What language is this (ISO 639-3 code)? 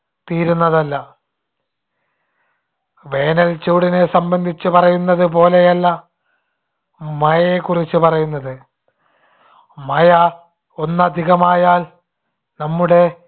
mal